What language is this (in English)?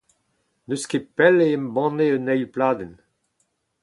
Breton